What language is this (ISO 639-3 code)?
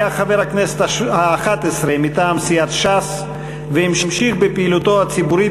heb